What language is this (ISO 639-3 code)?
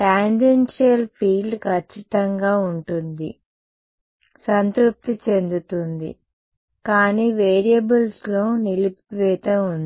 tel